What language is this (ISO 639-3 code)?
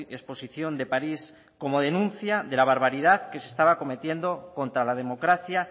spa